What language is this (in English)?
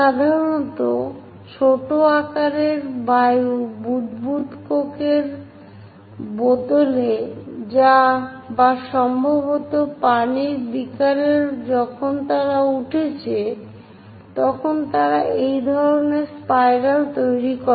Bangla